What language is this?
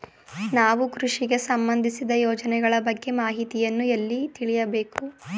Kannada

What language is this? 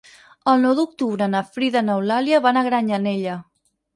Catalan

